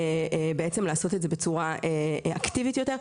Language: Hebrew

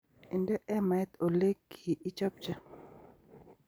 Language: Kalenjin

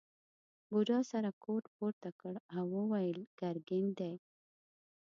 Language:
Pashto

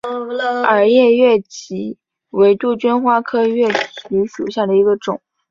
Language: Chinese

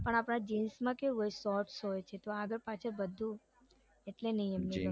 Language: Gujarati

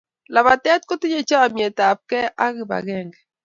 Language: Kalenjin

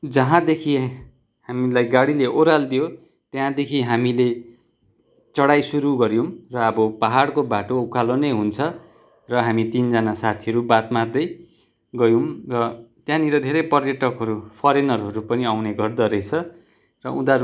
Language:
Nepali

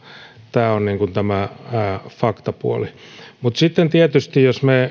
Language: Finnish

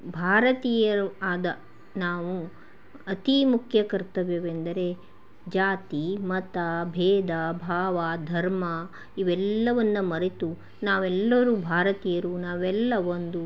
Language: Kannada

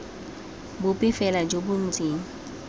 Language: Tswana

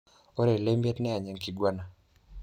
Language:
Masai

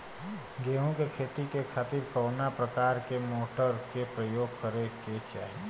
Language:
Bhojpuri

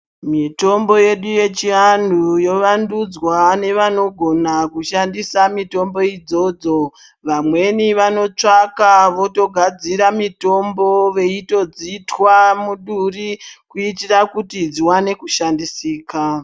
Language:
Ndau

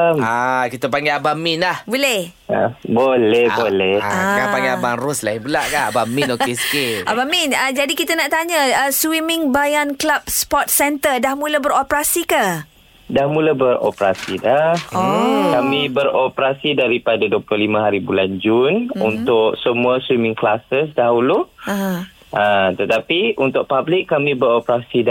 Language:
Malay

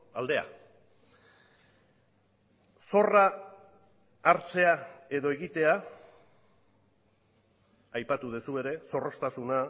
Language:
Basque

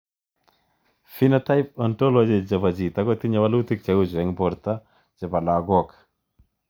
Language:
Kalenjin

